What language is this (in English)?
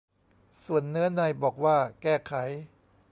Thai